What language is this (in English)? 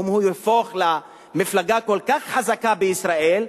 Hebrew